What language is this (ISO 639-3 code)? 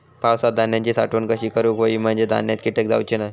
mar